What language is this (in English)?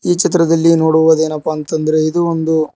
Kannada